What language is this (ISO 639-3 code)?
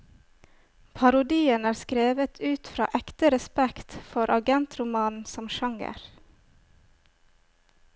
nor